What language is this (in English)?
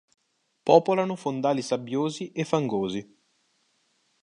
Italian